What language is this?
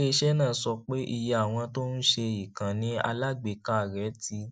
Yoruba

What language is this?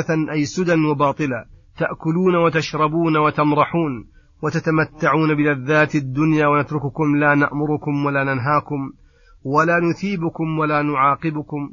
Arabic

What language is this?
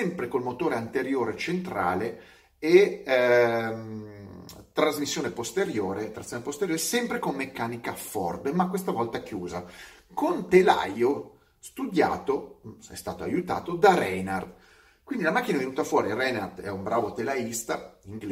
Italian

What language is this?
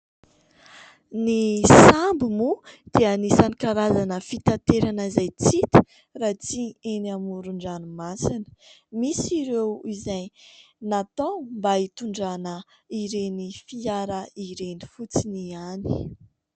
Malagasy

